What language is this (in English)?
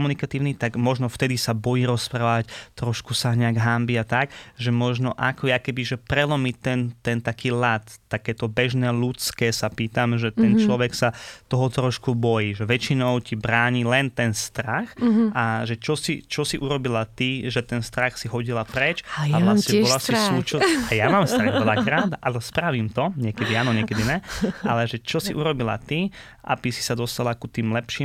Slovak